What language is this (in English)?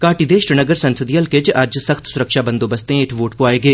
Dogri